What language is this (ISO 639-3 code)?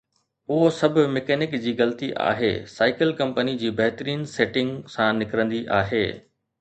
snd